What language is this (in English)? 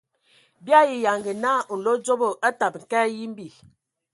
Ewondo